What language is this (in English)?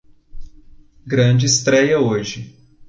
Portuguese